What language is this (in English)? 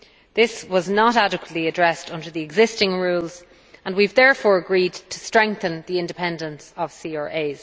English